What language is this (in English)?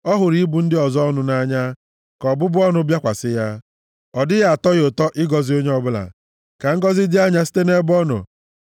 Igbo